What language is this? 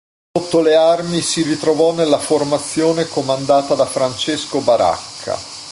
Italian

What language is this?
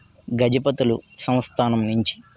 Telugu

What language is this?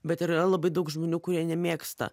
Lithuanian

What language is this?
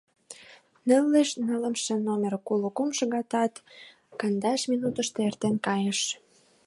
Mari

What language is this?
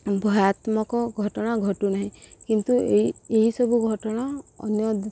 Odia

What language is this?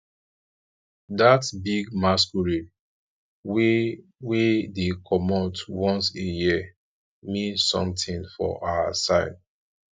Nigerian Pidgin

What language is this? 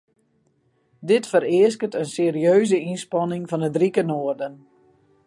Western Frisian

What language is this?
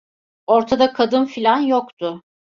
Turkish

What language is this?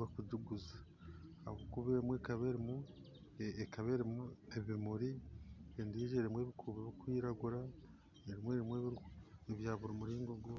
Nyankole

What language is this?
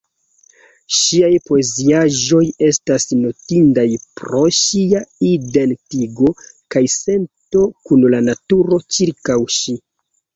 Esperanto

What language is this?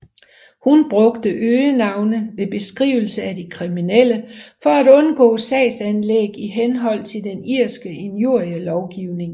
Danish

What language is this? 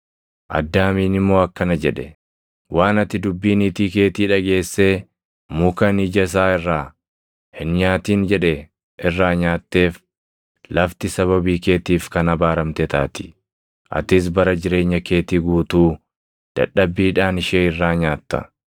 Oromo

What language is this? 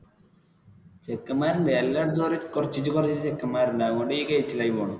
Malayalam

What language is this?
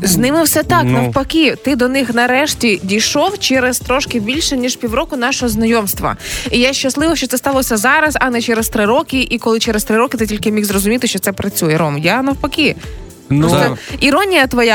Ukrainian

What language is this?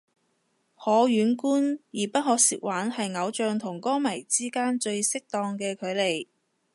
Cantonese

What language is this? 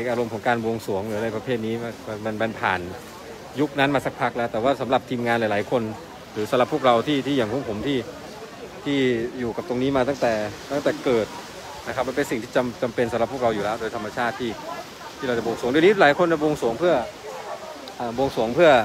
Thai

